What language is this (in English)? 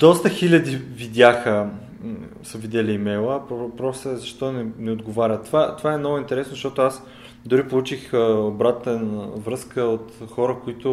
Bulgarian